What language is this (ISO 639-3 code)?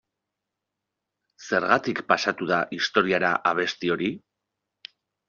eus